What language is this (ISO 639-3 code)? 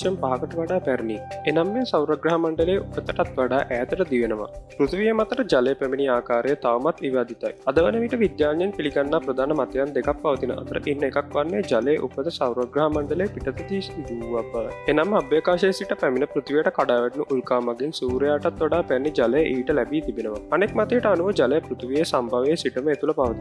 sin